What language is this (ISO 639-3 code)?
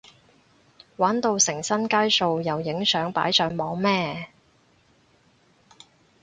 yue